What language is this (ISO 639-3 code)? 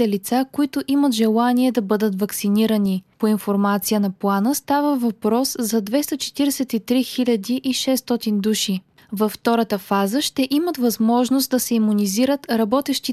bul